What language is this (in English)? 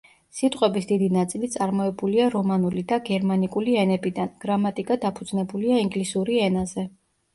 Georgian